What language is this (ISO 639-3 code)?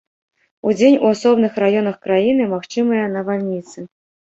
bel